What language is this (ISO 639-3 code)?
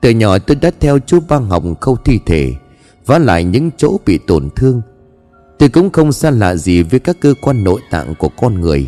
vie